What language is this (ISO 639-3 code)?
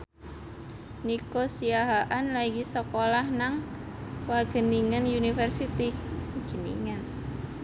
jav